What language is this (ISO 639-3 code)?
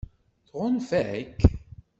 kab